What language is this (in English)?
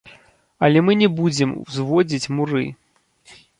Belarusian